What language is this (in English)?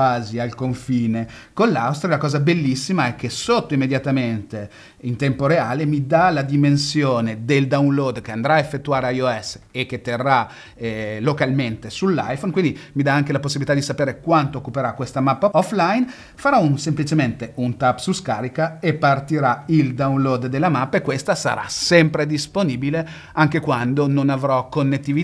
Italian